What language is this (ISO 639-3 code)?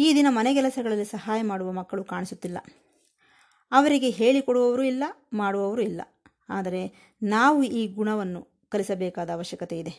kan